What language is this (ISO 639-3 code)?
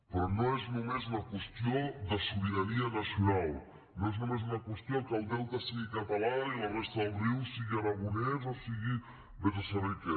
cat